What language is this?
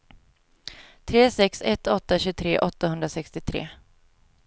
Swedish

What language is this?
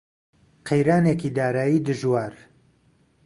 Central Kurdish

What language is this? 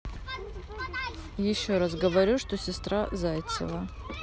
Russian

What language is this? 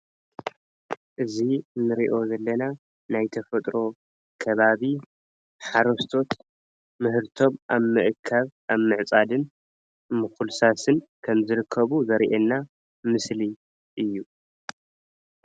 Tigrinya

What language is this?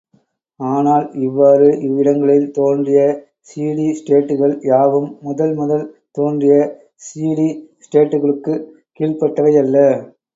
Tamil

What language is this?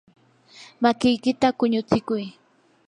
Yanahuanca Pasco Quechua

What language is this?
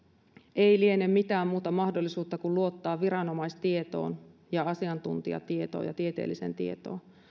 Finnish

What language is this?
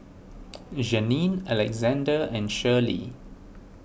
English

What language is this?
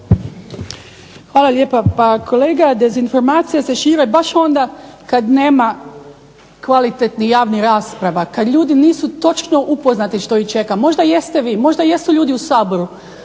Croatian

